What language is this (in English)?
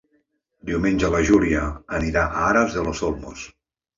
Catalan